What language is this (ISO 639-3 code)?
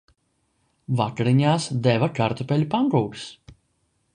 lav